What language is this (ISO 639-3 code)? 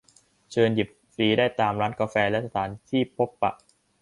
tha